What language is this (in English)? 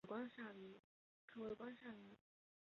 Chinese